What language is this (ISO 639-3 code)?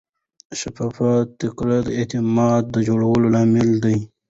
pus